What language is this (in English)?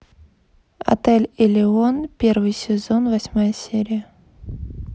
Russian